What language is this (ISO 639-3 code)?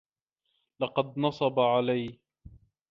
ara